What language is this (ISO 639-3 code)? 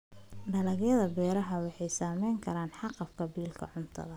som